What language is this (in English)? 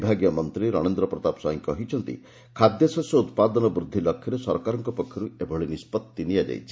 Odia